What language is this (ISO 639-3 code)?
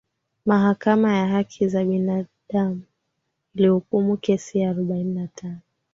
swa